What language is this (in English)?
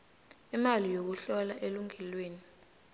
South Ndebele